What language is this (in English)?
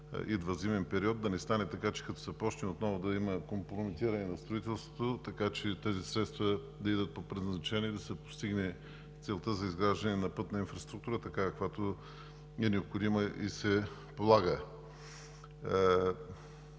Bulgarian